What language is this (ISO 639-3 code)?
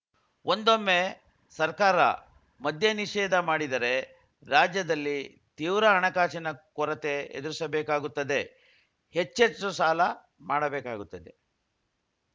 kan